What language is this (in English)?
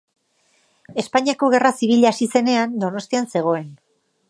Basque